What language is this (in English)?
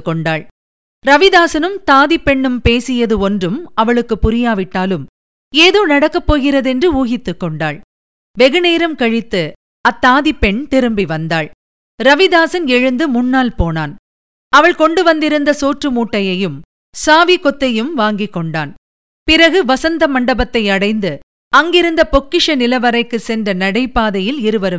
Tamil